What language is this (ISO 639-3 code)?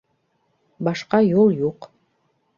bak